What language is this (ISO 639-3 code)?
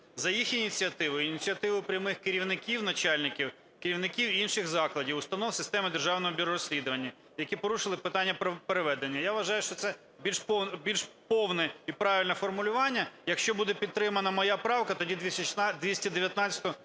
ukr